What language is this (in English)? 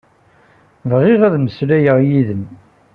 Kabyle